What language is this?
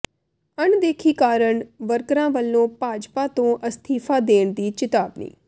Punjabi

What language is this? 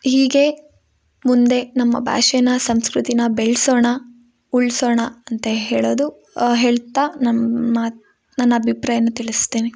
Kannada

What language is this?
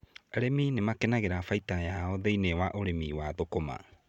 Kikuyu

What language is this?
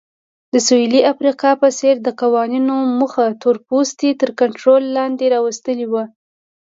Pashto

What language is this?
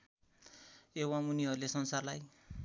Nepali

